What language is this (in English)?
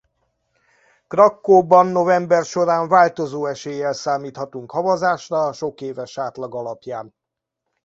Hungarian